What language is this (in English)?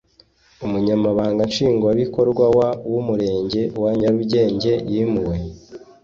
Kinyarwanda